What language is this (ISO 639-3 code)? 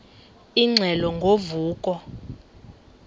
xho